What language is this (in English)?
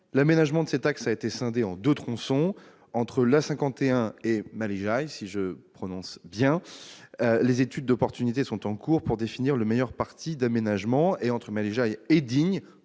French